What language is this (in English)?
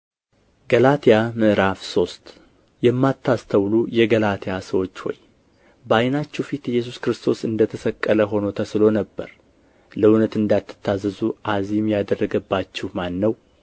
Amharic